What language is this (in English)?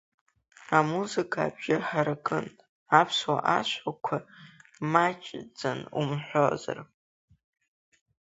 Abkhazian